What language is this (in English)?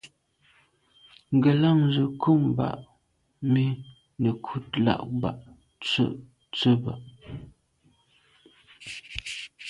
Medumba